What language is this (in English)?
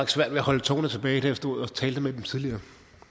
Danish